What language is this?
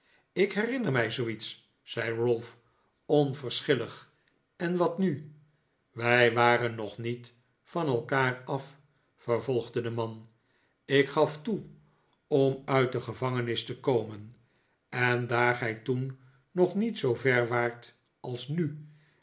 Dutch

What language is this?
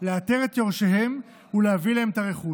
Hebrew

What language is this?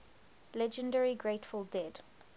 English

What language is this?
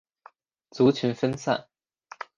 Chinese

